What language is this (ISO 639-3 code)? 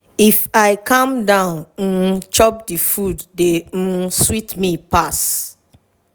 pcm